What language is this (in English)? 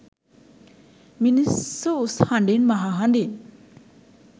Sinhala